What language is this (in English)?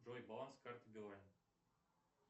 Russian